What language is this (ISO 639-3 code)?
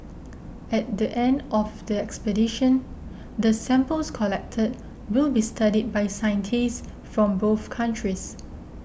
eng